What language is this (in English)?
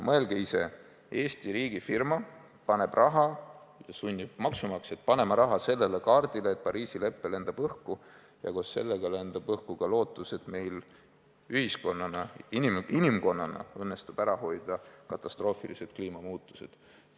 Estonian